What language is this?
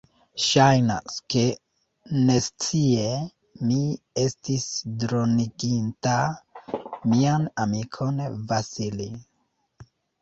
Esperanto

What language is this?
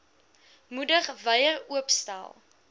Afrikaans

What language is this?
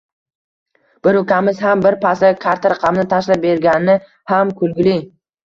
Uzbek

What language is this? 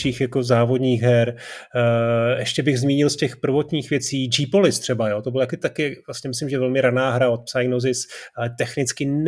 Czech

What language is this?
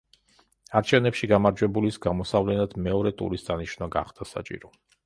Georgian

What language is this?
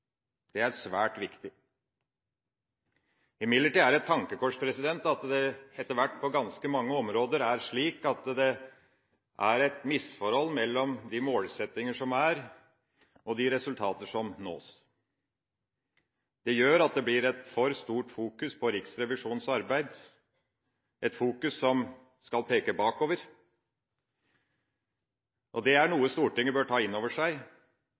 Norwegian Bokmål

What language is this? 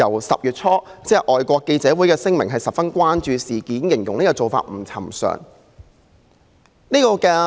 Cantonese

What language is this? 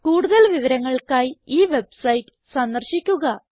Malayalam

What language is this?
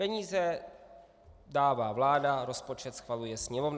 Czech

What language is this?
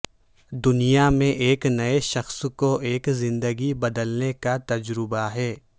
Urdu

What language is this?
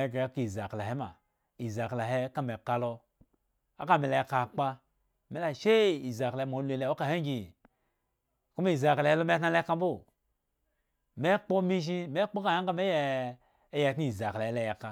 Eggon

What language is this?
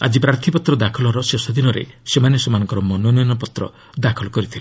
Odia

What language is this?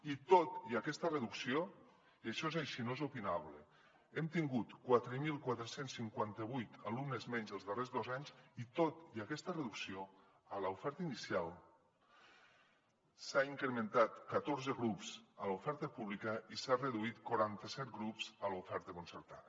Catalan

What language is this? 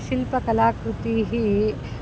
Sanskrit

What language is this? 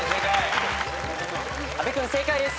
Japanese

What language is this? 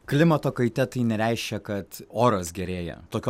Lithuanian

